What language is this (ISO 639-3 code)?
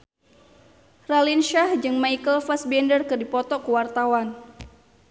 sun